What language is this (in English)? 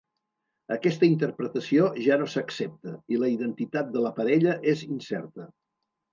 Catalan